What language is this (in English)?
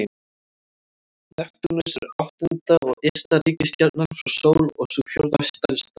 Icelandic